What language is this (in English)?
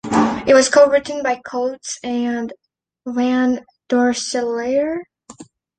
English